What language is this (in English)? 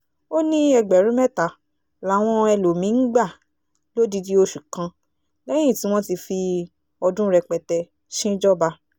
Yoruba